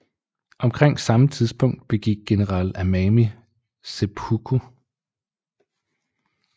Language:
Danish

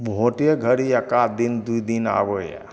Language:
Maithili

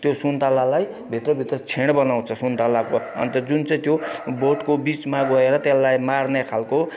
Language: Nepali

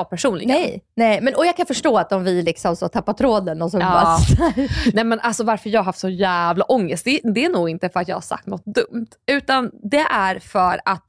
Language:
Swedish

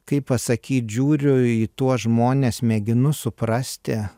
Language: Lithuanian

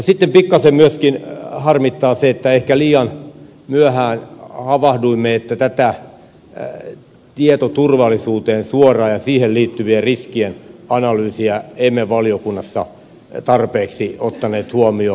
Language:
Finnish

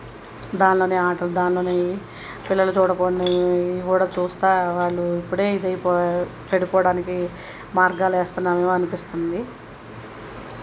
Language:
Telugu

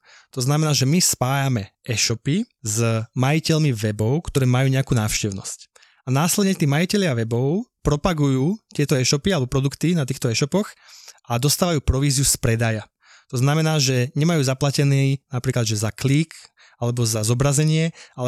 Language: Slovak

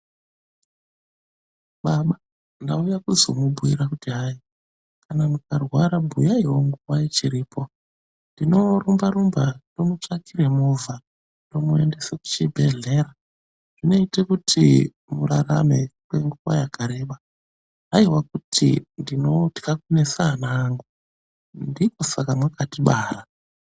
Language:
Ndau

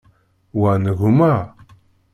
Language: Kabyle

